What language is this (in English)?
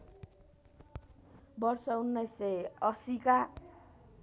Nepali